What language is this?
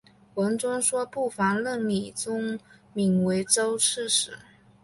Chinese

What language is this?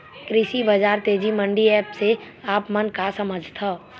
Chhattisgarhi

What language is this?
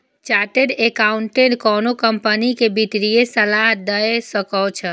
Maithili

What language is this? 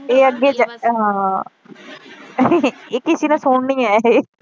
Punjabi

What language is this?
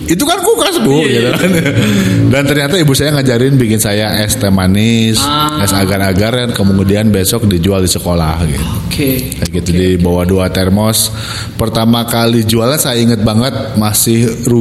Indonesian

